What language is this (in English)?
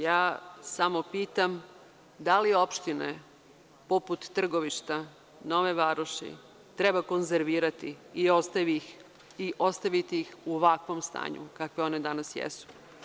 Serbian